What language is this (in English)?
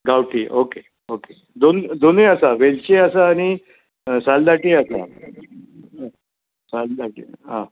Konkani